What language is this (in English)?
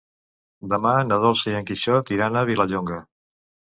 Catalan